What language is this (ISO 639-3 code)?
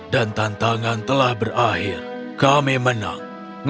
ind